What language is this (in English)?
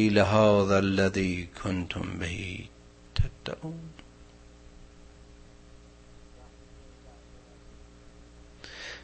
Persian